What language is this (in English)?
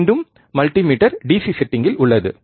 Tamil